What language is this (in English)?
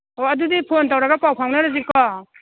Manipuri